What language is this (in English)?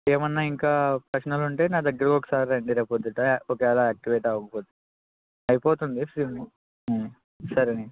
Telugu